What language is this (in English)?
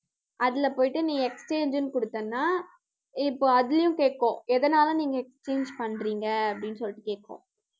Tamil